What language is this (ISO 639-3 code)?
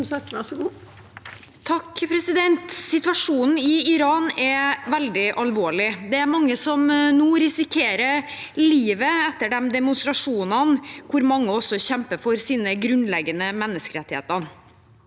nor